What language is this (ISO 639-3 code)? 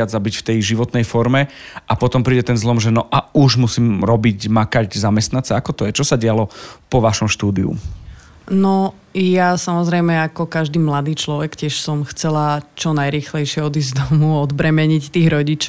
slk